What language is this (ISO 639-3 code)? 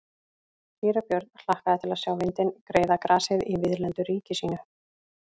isl